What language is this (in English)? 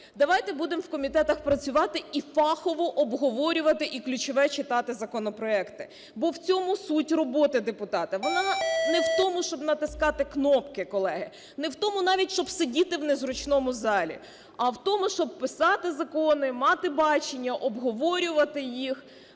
Ukrainian